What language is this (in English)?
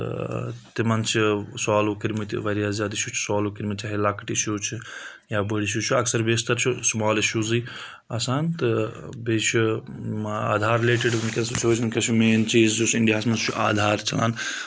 Kashmiri